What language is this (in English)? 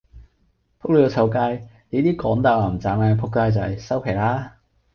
Cantonese